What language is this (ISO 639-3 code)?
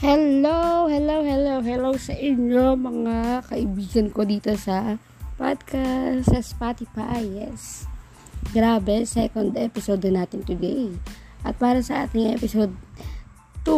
fil